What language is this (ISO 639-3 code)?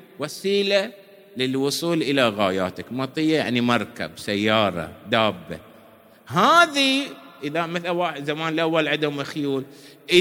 ara